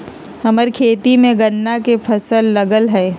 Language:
Magahi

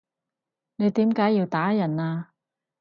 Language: Cantonese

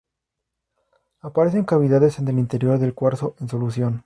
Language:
Spanish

